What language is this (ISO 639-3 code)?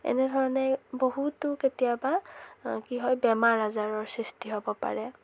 asm